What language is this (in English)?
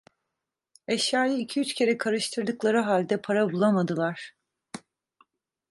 Turkish